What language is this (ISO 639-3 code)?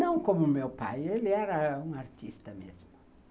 por